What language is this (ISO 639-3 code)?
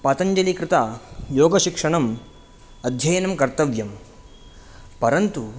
san